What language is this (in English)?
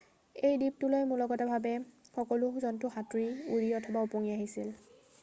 Assamese